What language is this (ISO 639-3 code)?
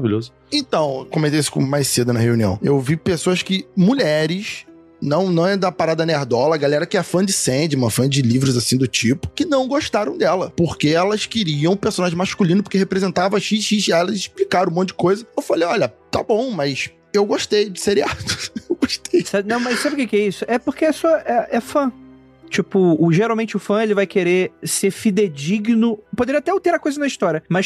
por